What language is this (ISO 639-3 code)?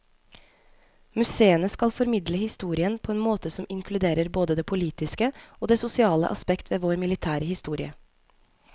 nor